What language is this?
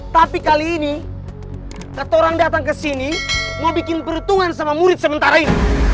Indonesian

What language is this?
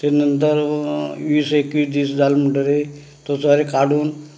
Konkani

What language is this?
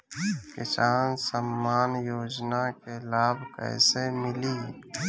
Bhojpuri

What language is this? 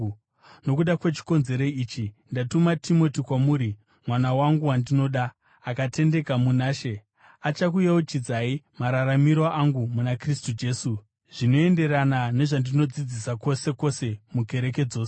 Shona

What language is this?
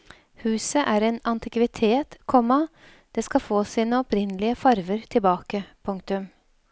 Norwegian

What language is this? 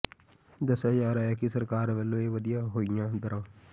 Punjabi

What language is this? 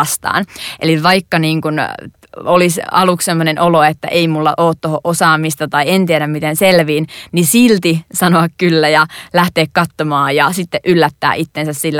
Finnish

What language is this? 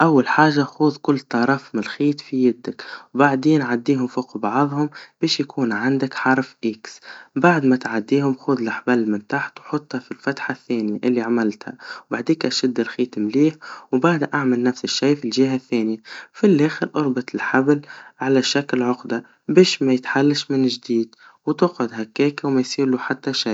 Tunisian Arabic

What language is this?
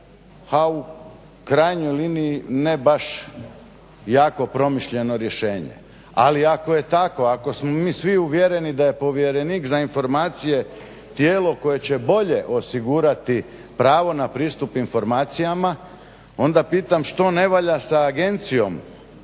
Croatian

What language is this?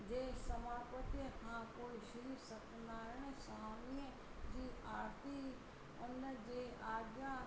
Sindhi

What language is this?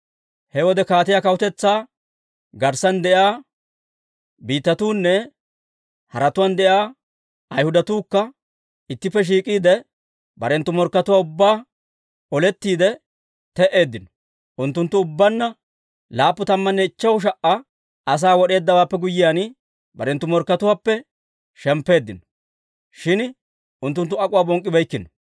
Dawro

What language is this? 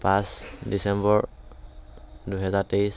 Assamese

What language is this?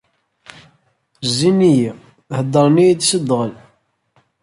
Kabyle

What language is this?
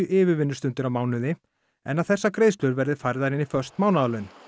Icelandic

